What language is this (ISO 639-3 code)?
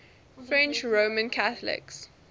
eng